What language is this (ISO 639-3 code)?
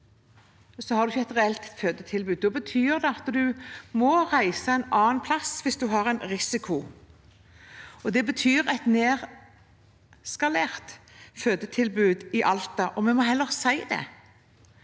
nor